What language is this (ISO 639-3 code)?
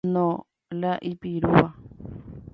grn